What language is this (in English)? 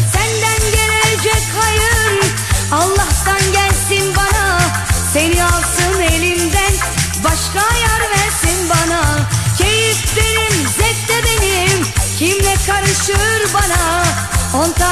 Turkish